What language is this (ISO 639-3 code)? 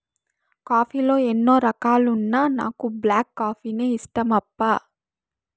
tel